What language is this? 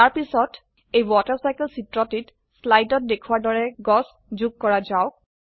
Assamese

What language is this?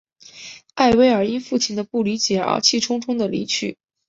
Chinese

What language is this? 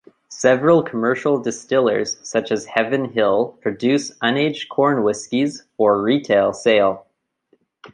English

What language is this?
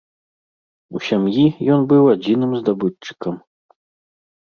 Belarusian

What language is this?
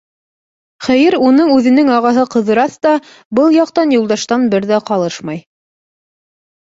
Bashkir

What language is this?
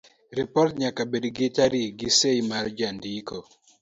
Luo (Kenya and Tanzania)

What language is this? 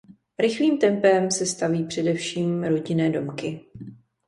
Czech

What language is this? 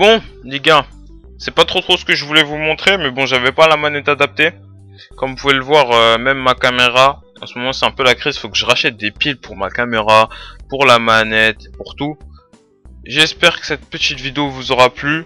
French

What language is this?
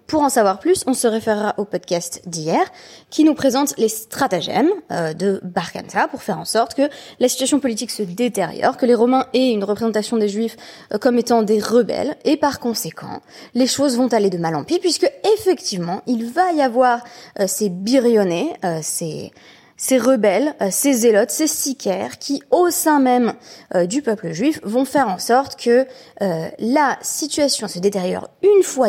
French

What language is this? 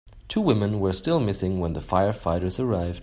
English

